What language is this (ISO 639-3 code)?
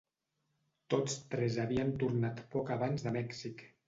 cat